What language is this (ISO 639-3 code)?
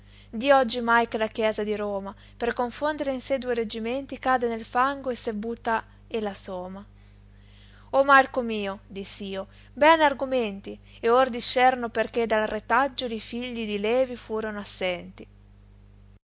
ita